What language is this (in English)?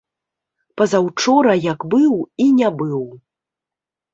Belarusian